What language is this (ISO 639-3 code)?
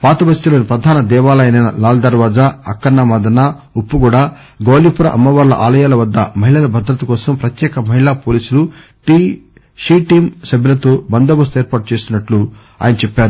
tel